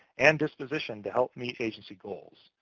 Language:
English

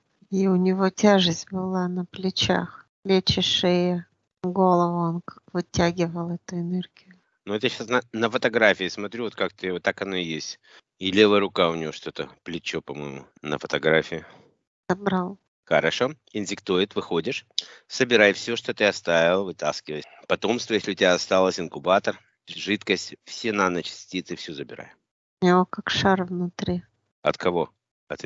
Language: Russian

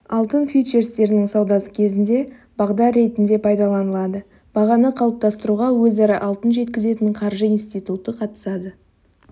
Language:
Kazakh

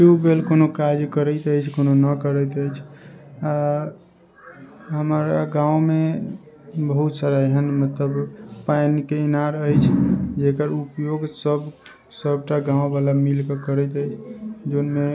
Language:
Maithili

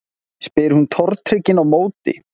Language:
Icelandic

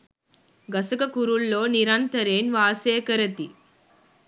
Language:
Sinhala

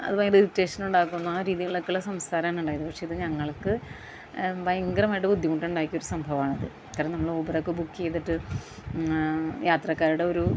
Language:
Malayalam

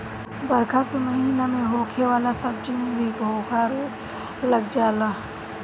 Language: Bhojpuri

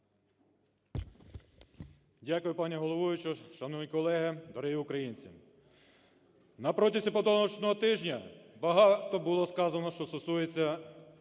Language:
Ukrainian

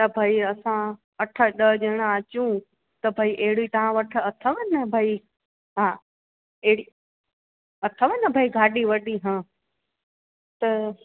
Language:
Sindhi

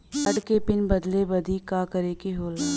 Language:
Bhojpuri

